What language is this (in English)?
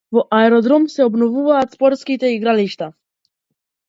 Macedonian